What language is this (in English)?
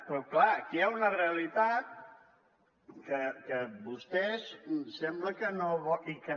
Catalan